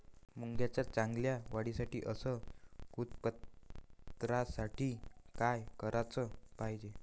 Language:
Marathi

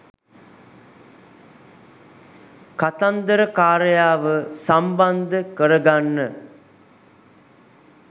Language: Sinhala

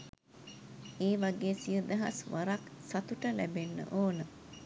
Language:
Sinhala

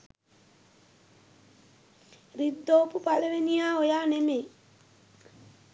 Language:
Sinhala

